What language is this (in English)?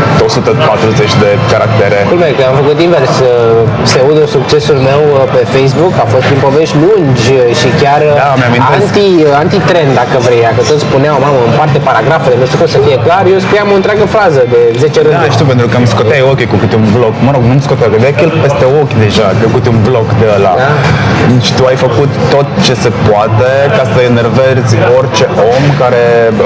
Romanian